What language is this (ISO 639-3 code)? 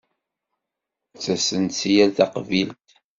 kab